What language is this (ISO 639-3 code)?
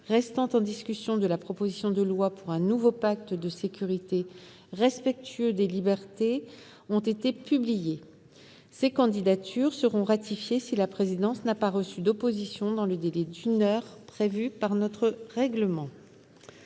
fra